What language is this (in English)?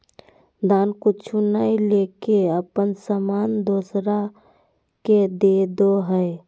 Magahi